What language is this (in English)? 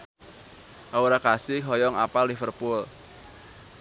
Sundanese